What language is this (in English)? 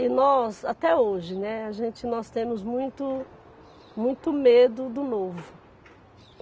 Portuguese